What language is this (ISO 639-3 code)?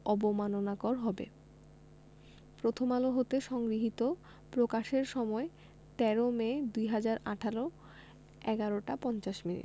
ben